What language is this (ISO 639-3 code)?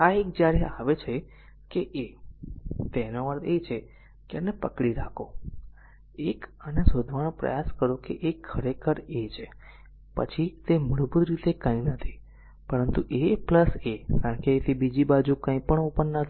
guj